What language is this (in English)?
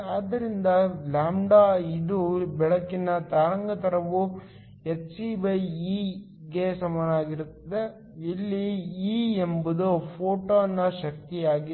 Kannada